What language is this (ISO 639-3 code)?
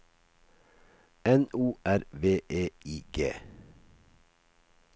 nor